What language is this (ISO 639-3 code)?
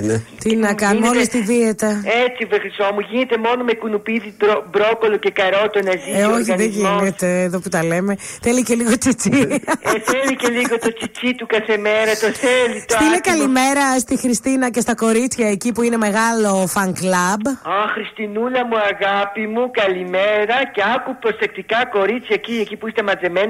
ell